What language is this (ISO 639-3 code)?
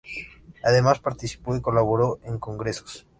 spa